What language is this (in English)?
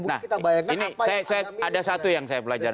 Indonesian